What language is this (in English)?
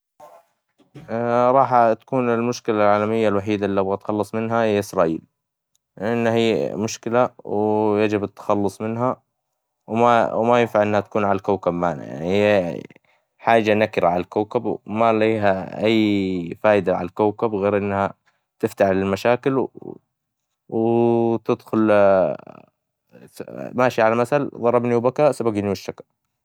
Hijazi Arabic